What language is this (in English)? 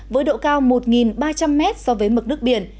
Vietnamese